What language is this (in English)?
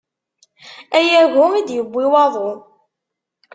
Kabyle